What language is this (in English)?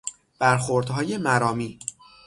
Persian